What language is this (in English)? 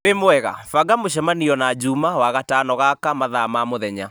Kikuyu